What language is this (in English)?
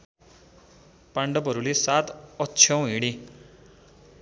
Nepali